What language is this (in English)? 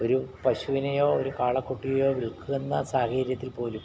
Malayalam